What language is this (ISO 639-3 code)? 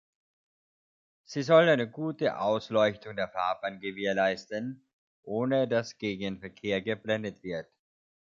deu